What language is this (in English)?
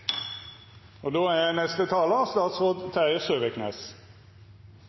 Norwegian Nynorsk